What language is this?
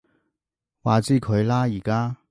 Cantonese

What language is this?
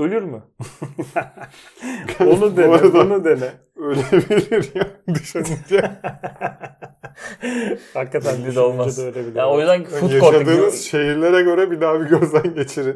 Turkish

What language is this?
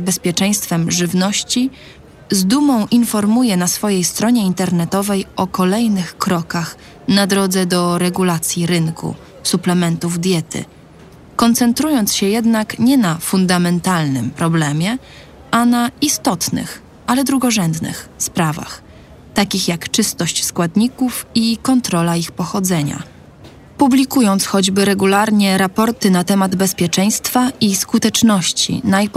Polish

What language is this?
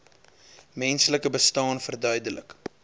Afrikaans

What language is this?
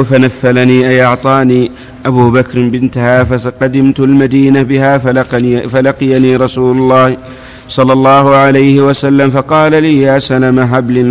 Arabic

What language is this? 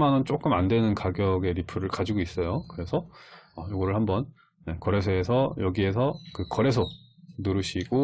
Korean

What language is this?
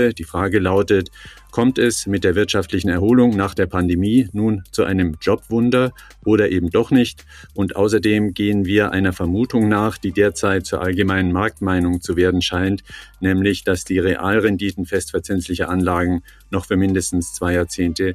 German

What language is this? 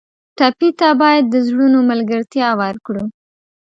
Pashto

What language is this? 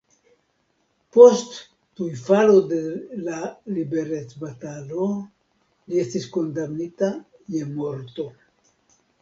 Esperanto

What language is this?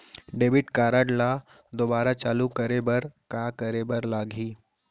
Chhattisgarhi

